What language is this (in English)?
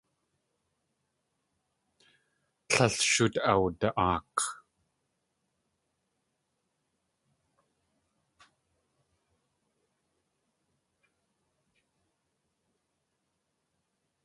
Tlingit